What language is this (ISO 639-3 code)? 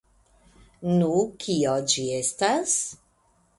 epo